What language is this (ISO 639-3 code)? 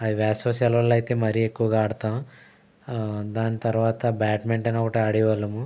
tel